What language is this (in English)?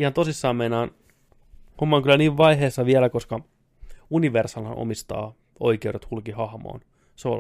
Finnish